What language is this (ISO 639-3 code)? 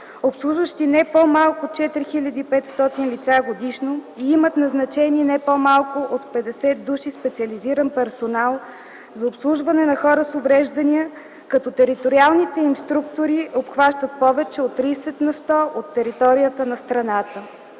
bul